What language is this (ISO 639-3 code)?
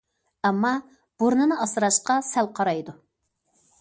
uig